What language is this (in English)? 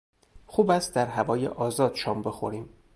Persian